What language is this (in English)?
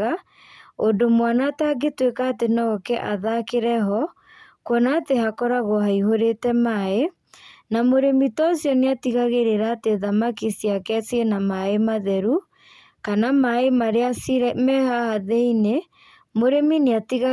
Kikuyu